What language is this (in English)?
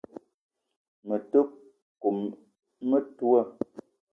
Eton (Cameroon)